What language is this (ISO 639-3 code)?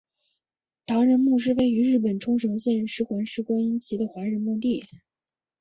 zho